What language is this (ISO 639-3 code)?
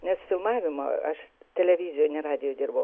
lit